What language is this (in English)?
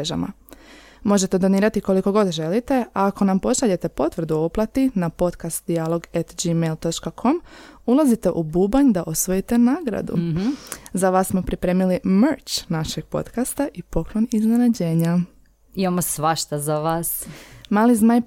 Croatian